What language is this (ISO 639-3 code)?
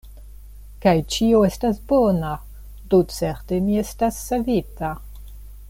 epo